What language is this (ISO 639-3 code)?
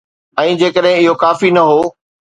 snd